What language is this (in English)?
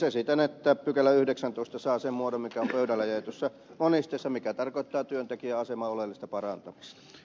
Finnish